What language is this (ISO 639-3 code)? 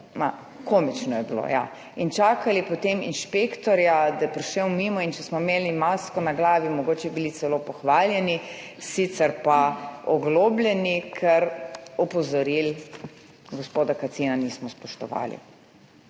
slv